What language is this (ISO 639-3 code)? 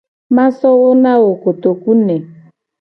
gej